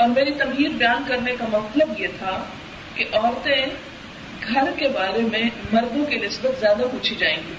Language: Urdu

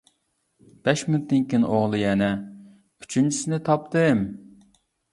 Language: Uyghur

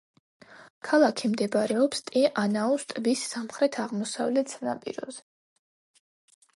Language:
Georgian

